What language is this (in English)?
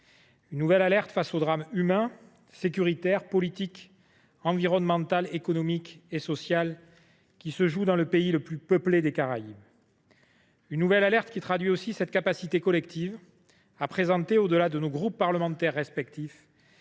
French